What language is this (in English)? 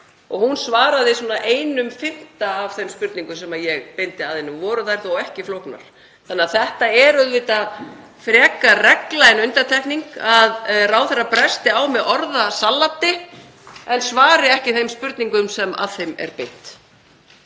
Icelandic